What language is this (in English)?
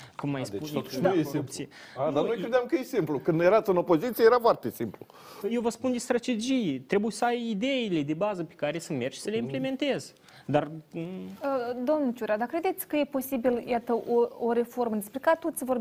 Romanian